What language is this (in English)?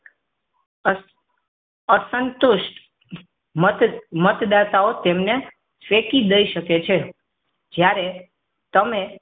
Gujarati